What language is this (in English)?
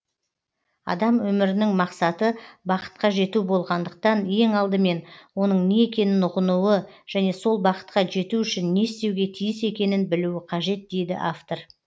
Kazakh